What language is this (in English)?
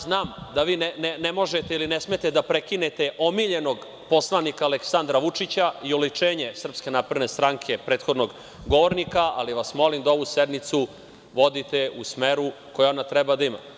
Serbian